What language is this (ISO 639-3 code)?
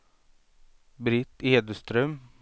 swe